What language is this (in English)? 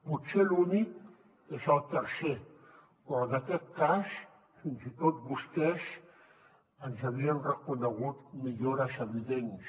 Catalan